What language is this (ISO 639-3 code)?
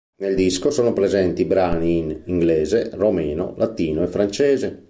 ita